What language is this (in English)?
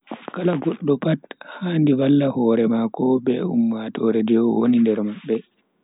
Bagirmi Fulfulde